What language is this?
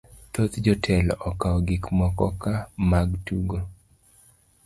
Luo (Kenya and Tanzania)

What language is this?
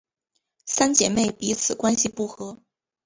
Chinese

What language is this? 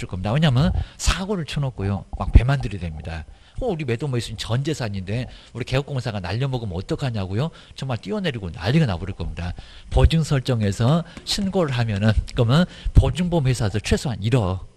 Korean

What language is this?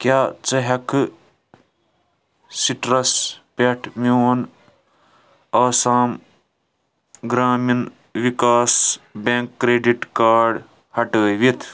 Kashmiri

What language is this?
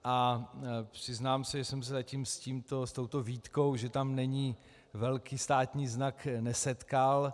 Czech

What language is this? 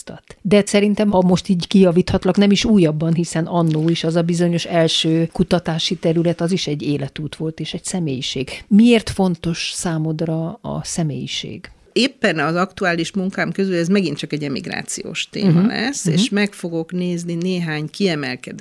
Hungarian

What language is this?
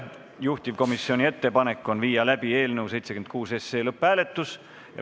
Estonian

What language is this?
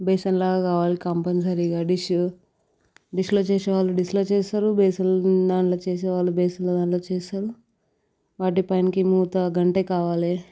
Telugu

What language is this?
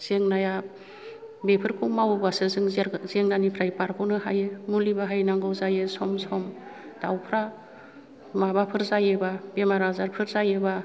Bodo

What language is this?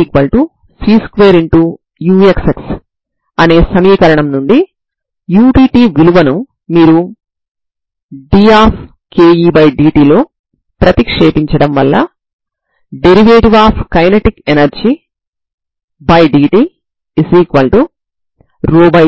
Telugu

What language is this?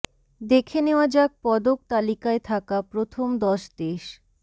Bangla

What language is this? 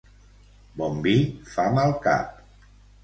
Catalan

